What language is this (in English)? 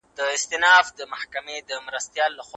Pashto